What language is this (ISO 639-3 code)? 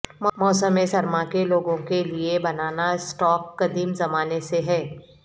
urd